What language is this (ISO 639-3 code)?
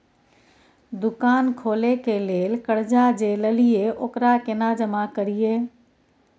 mai